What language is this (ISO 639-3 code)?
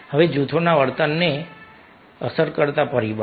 guj